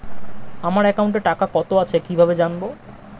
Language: Bangla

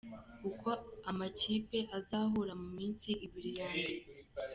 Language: Kinyarwanda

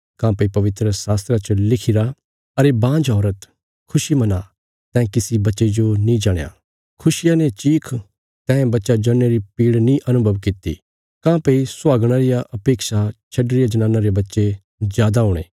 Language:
Bilaspuri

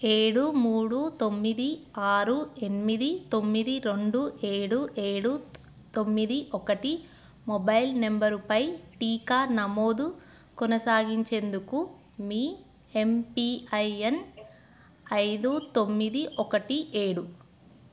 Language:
Telugu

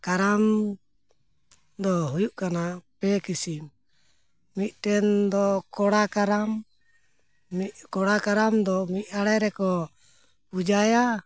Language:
Santali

